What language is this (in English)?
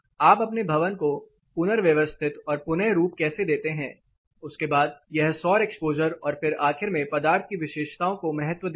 Hindi